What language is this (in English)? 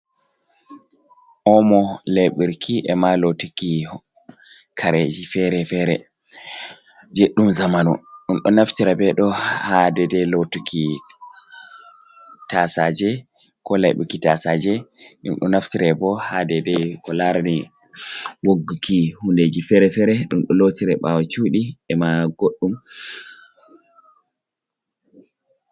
Fula